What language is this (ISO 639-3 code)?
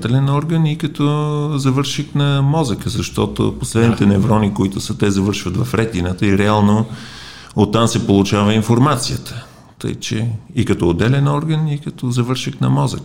bul